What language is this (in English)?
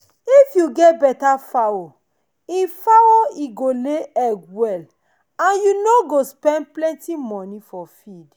Nigerian Pidgin